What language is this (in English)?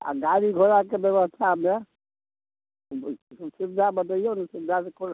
Maithili